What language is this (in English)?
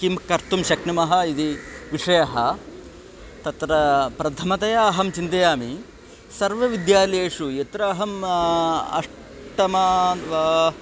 Sanskrit